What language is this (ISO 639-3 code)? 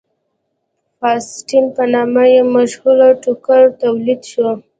pus